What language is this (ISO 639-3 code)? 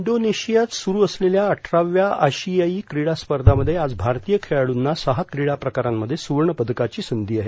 mar